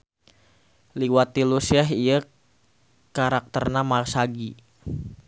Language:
Sundanese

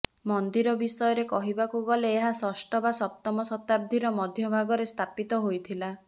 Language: Odia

